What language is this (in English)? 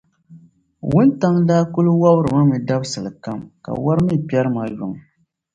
Dagbani